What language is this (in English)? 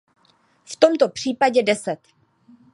Czech